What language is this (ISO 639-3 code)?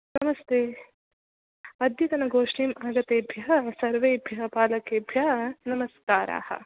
san